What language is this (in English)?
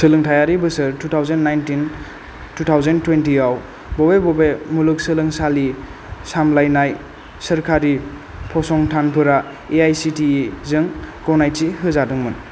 Bodo